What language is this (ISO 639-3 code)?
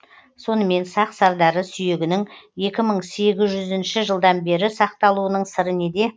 kaz